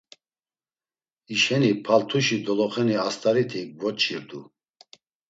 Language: Laz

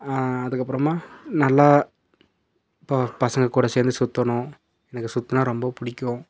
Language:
Tamil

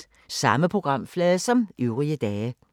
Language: Danish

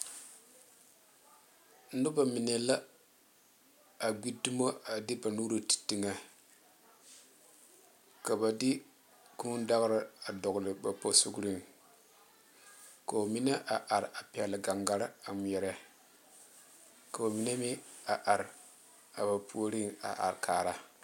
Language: Southern Dagaare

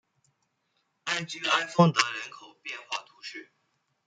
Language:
Chinese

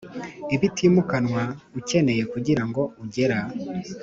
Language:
Kinyarwanda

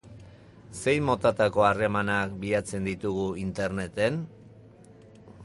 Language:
Basque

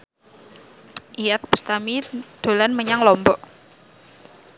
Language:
Javanese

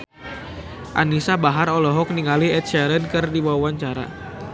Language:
Sundanese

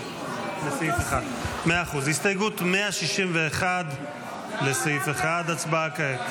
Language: Hebrew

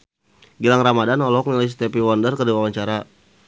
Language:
Sundanese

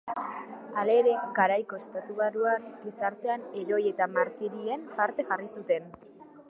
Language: Basque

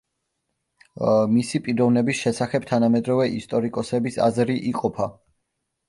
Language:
Georgian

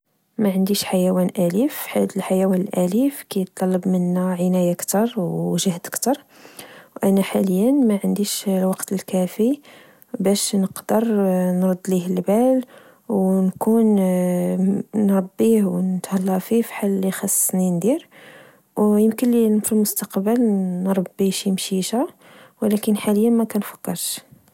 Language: Moroccan Arabic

